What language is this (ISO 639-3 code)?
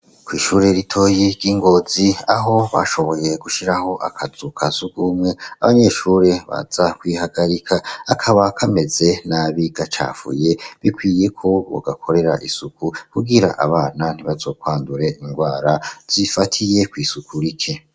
run